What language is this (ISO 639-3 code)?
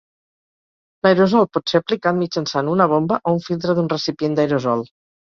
cat